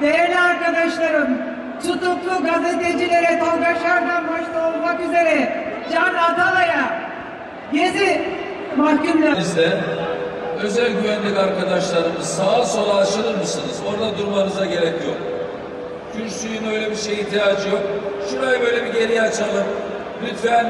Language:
Turkish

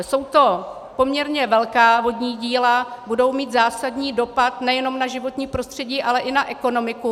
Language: Czech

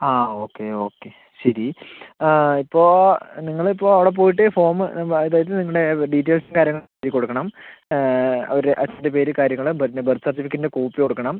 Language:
Malayalam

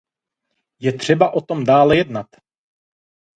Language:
Czech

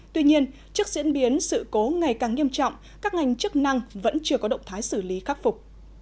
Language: Vietnamese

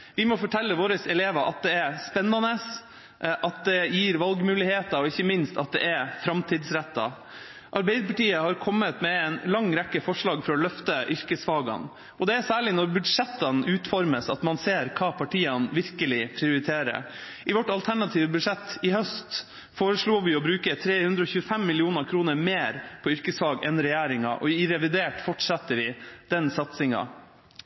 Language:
Norwegian Bokmål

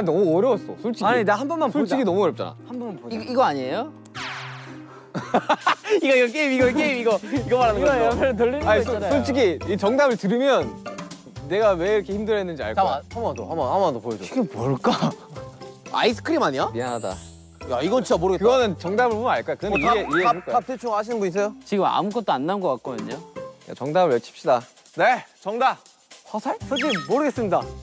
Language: Korean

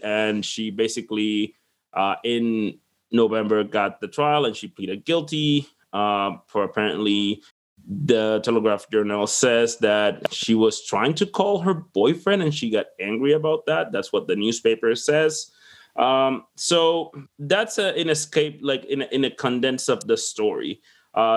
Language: English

